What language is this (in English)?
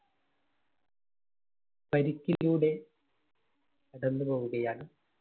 Malayalam